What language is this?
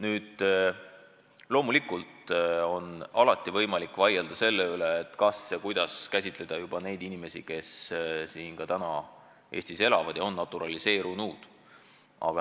Estonian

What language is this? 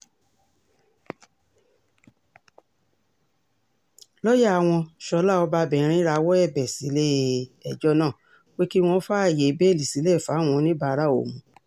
Yoruba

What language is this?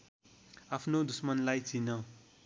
Nepali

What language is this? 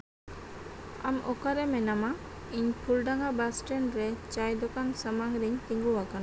Santali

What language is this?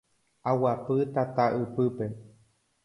Guarani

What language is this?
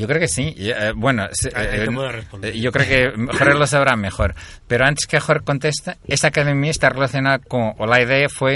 Spanish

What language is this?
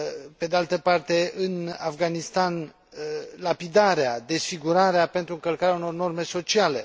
Romanian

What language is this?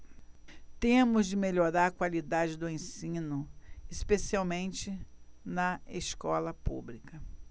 Portuguese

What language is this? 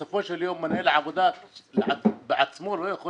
Hebrew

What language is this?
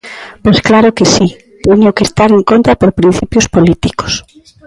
Galician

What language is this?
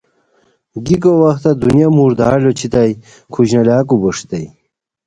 Khowar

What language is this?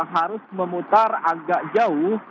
Indonesian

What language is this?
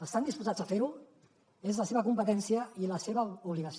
Catalan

